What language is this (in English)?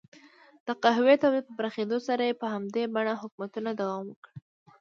Pashto